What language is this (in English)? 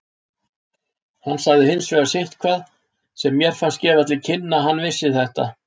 Icelandic